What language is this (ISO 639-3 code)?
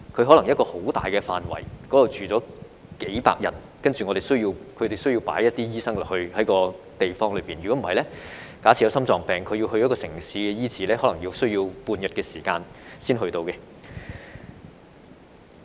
yue